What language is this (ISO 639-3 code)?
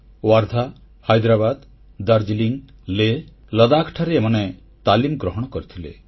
ori